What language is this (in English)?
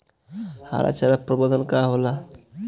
Bhojpuri